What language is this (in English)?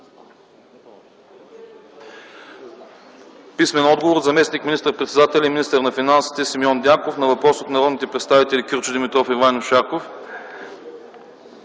Bulgarian